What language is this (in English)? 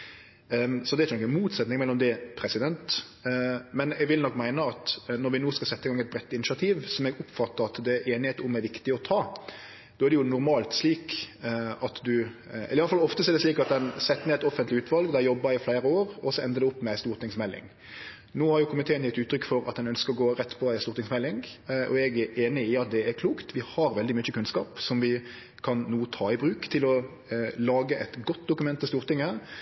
Norwegian Nynorsk